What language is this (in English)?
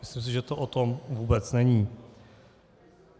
Czech